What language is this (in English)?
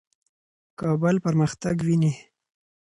Pashto